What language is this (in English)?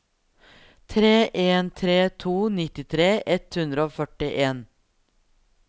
Norwegian